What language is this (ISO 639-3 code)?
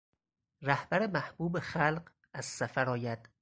fas